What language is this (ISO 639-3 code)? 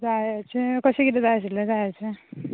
kok